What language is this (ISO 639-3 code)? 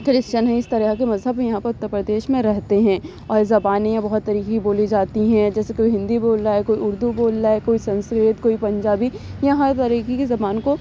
urd